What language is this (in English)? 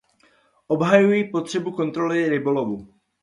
Czech